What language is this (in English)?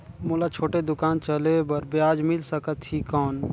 Chhattisgarhi